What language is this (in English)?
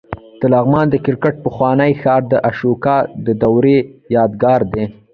Pashto